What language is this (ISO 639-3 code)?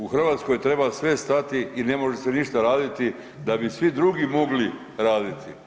hrv